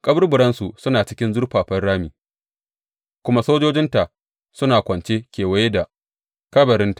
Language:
Hausa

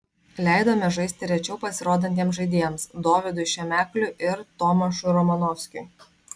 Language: Lithuanian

